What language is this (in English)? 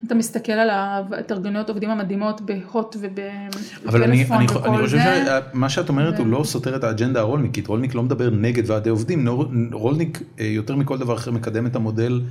Hebrew